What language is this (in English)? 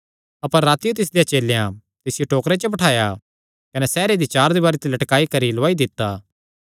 Kangri